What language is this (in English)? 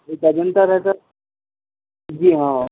Urdu